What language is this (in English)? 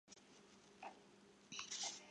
Chinese